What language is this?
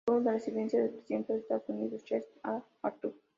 Spanish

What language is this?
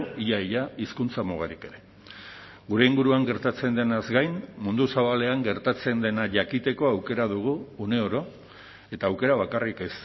Basque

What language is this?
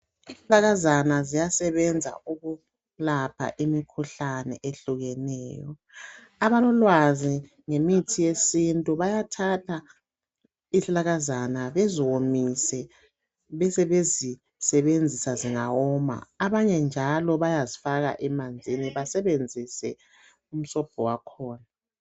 North Ndebele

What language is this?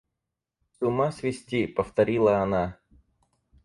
Russian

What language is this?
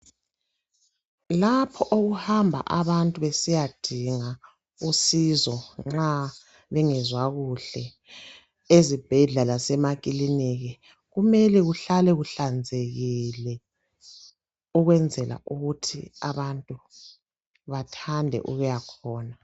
North Ndebele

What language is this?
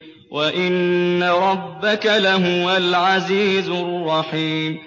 Arabic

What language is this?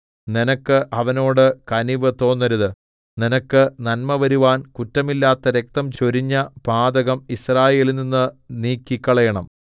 Malayalam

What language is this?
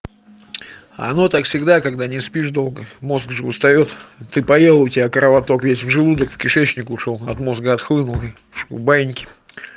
Russian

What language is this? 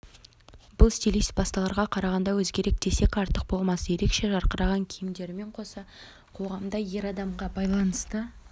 Kazakh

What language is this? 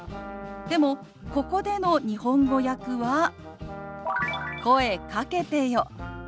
Japanese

